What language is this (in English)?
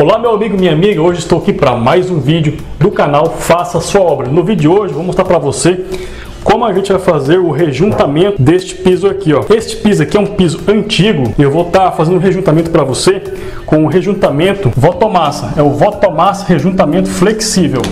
Portuguese